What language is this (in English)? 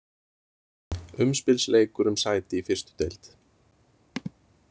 Icelandic